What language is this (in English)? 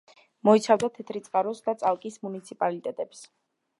Georgian